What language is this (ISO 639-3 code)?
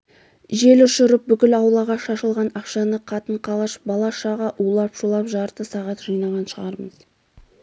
kaz